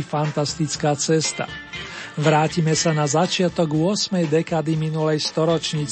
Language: Slovak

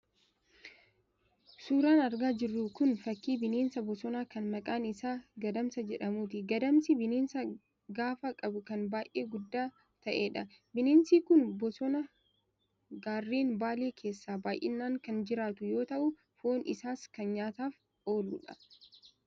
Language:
Oromo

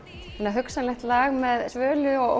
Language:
Icelandic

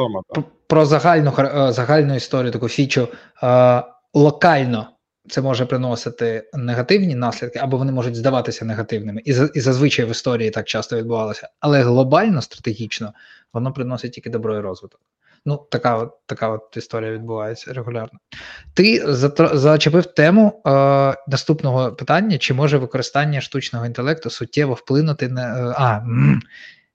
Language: Ukrainian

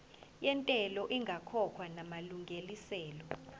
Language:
Zulu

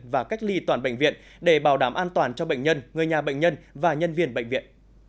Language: Vietnamese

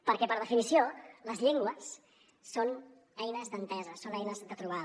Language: Catalan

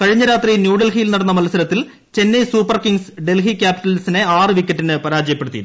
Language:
Malayalam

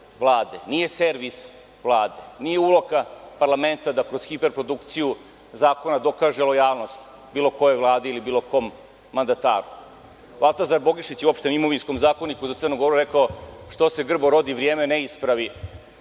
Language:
Serbian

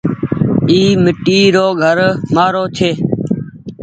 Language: Goaria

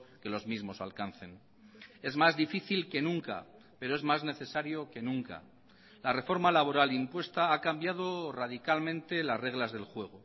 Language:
Spanish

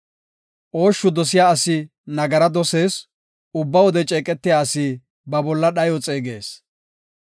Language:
Gofa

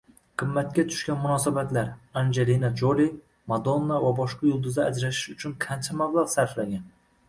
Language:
Uzbek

